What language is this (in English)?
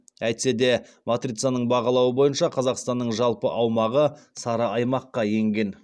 Kazakh